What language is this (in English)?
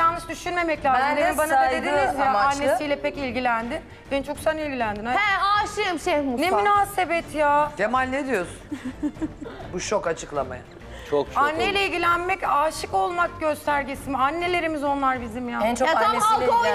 Turkish